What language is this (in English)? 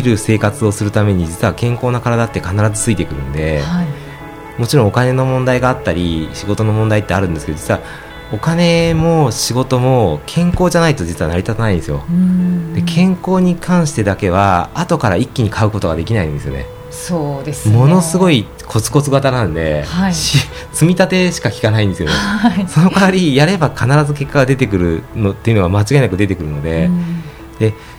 Japanese